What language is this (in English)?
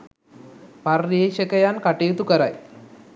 Sinhala